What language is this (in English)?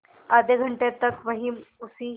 Hindi